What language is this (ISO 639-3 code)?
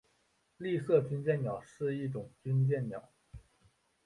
zho